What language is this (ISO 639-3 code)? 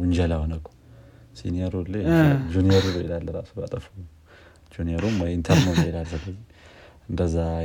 amh